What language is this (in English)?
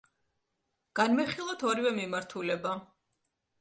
Georgian